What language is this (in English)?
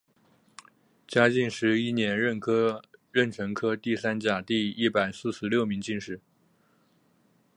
Chinese